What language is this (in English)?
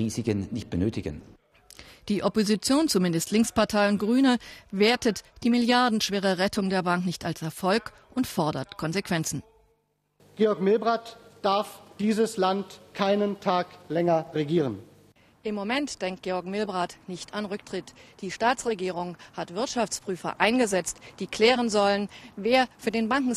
German